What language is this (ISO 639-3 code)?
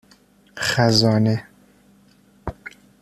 fas